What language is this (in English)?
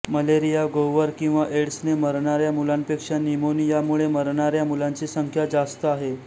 Marathi